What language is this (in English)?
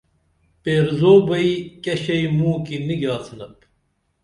Dameli